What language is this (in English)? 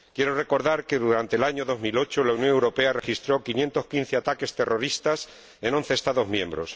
Spanish